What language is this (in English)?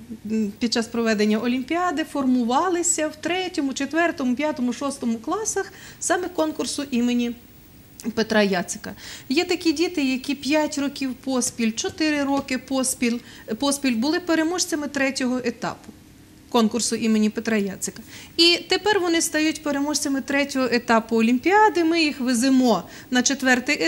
Ukrainian